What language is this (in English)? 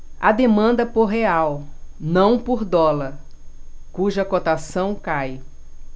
Portuguese